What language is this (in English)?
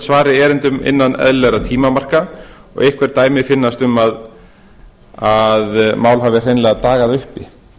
Icelandic